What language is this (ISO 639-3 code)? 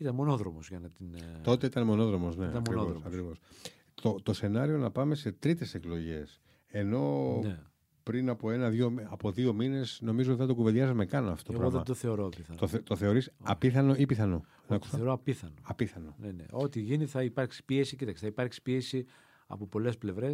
ell